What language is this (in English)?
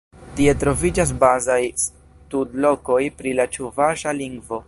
Esperanto